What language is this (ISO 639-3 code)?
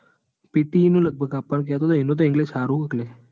guj